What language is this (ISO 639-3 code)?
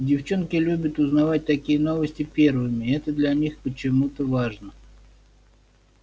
rus